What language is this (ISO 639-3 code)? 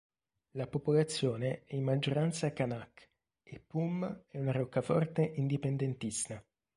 ita